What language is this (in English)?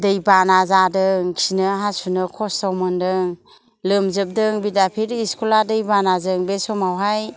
Bodo